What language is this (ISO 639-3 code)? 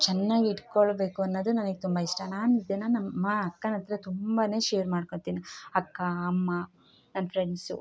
kan